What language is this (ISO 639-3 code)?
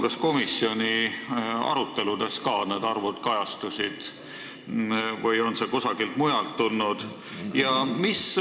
est